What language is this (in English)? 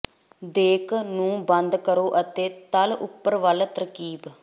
Punjabi